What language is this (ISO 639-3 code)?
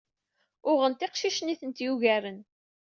kab